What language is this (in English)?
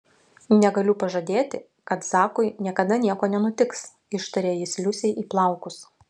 Lithuanian